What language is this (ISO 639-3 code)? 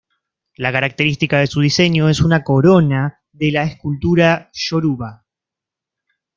spa